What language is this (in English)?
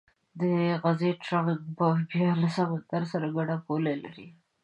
Pashto